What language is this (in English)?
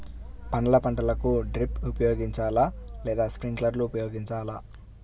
Telugu